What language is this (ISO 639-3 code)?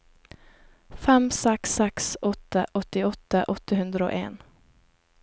nor